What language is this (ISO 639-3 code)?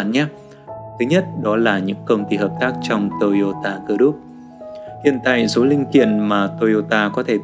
vie